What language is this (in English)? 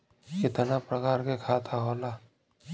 Bhojpuri